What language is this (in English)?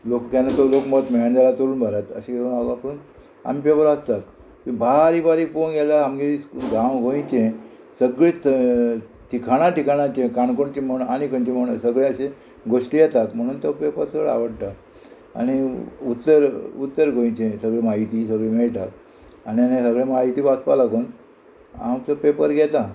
Konkani